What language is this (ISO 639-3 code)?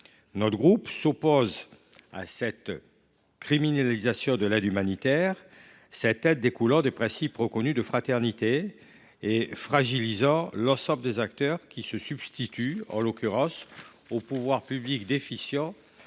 fra